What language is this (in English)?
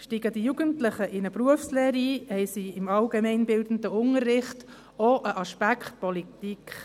Swiss German